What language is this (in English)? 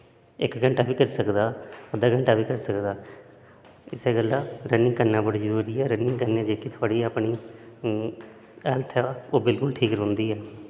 Dogri